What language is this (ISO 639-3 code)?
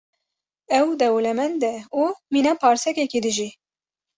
kur